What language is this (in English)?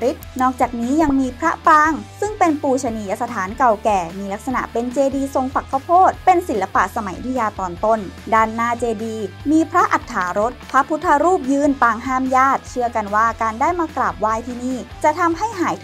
Thai